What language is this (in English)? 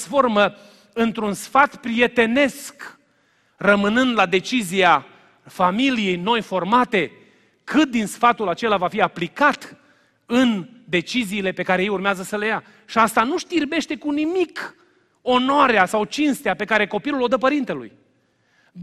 Romanian